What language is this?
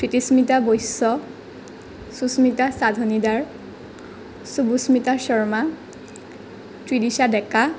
Assamese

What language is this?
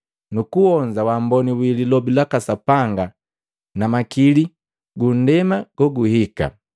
Matengo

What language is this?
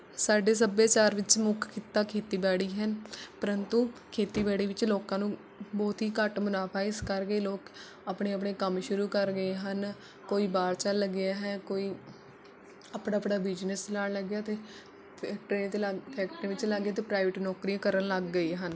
Punjabi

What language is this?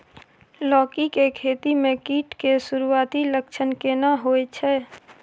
Maithili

